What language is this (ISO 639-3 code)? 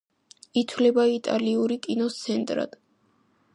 kat